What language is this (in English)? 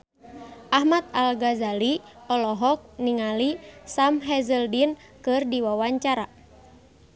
Sundanese